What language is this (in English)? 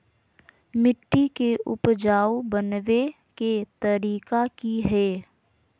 Magahi